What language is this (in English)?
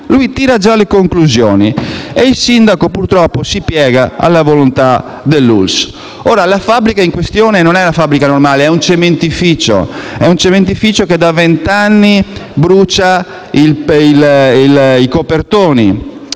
Italian